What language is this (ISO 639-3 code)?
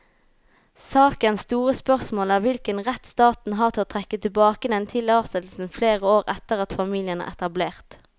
nor